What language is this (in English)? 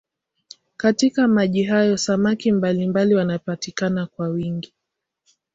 Swahili